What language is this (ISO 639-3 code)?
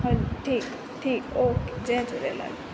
snd